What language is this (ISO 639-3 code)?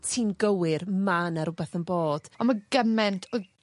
cym